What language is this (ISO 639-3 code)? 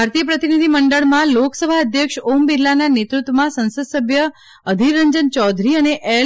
guj